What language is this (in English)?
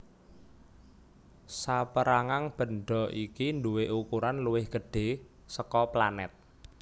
Javanese